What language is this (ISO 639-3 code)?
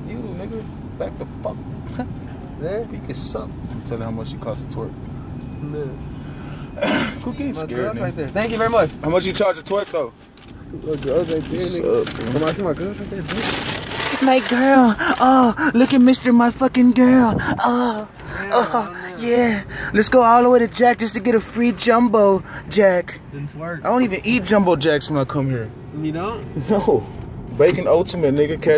eng